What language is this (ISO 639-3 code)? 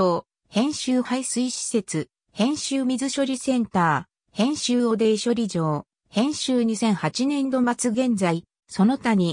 jpn